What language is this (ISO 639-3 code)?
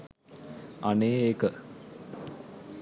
sin